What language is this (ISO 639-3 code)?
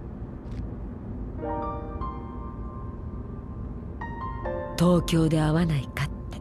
jpn